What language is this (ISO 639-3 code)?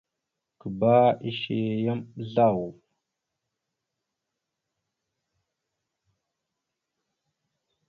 mxu